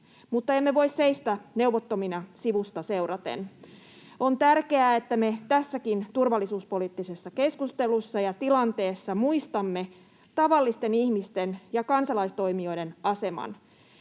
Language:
Finnish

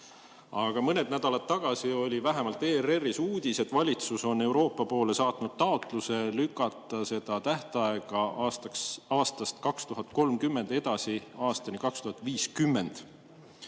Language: Estonian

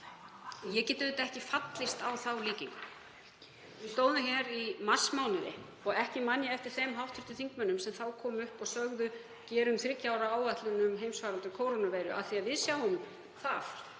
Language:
Icelandic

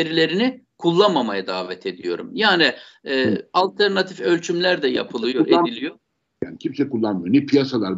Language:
Turkish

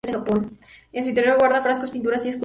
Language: Spanish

